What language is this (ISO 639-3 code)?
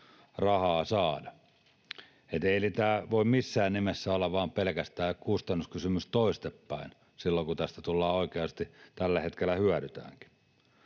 fin